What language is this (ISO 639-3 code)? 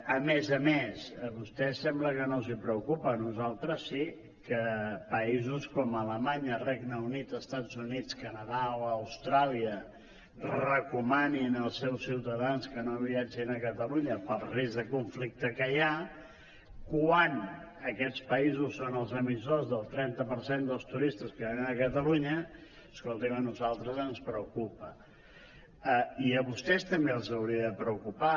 cat